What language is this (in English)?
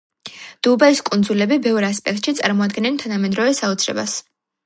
Georgian